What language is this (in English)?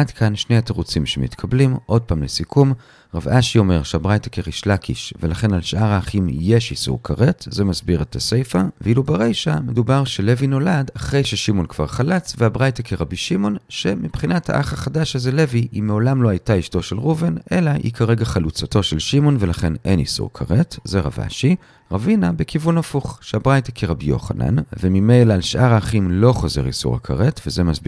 Hebrew